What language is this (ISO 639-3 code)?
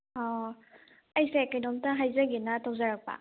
mni